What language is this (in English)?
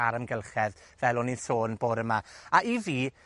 Welsh